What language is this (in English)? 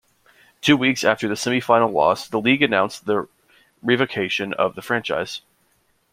English